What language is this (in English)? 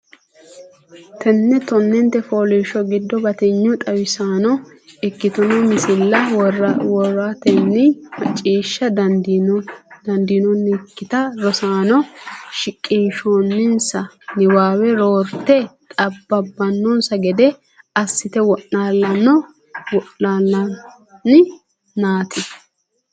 Sidamo